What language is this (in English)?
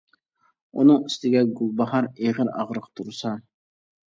Uyghur